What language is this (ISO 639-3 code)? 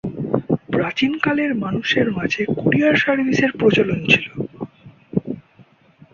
ben